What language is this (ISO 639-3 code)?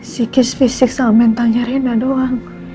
ind